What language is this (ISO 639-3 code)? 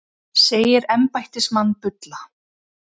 isl